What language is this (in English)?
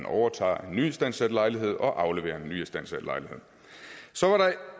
Danish